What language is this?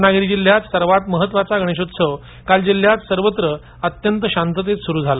Marathi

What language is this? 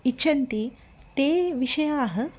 Sanskrit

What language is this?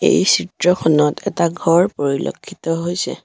Assamese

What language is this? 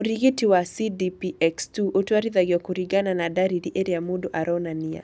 Kikuyu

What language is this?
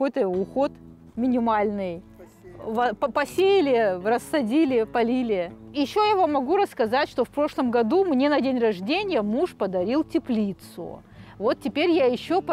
Russian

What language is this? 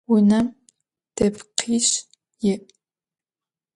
Adyghe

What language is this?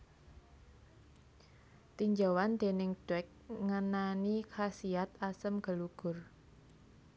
Javanese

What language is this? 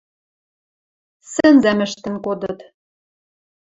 Western Mari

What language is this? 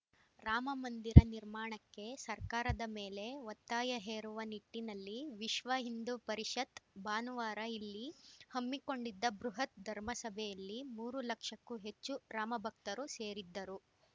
Kannada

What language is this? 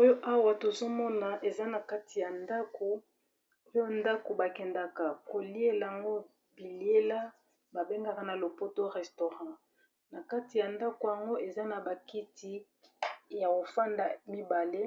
Lingala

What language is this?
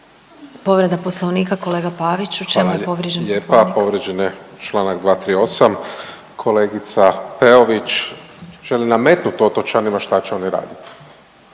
Croatian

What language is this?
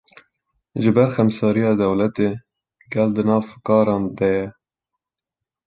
Kurdish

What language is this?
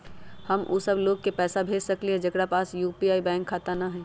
Magahi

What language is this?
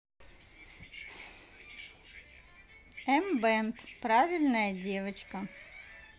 Russian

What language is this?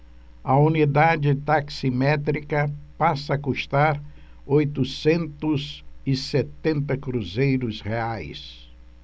Portuguese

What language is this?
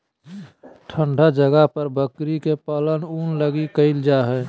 Magahi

